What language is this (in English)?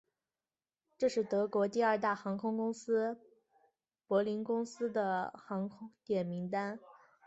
Chinese